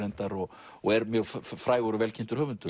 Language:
Icelandic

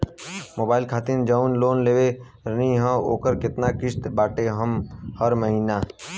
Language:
Bhojpuri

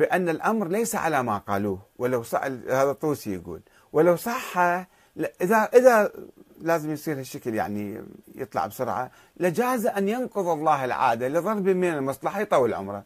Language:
Arabic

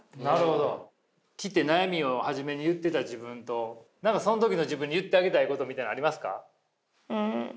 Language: Japanese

